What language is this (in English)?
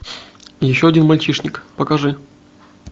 Russian